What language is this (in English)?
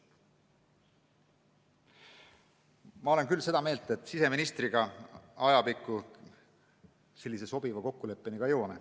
Estonian